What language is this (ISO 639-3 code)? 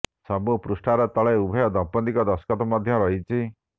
ori